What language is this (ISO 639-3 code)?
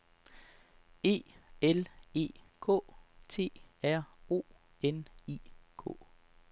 dan